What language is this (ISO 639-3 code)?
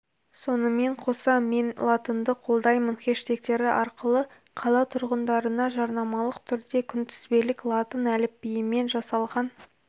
kaz